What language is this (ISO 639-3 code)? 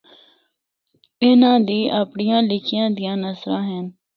hno